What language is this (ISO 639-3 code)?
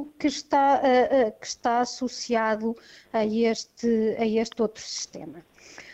por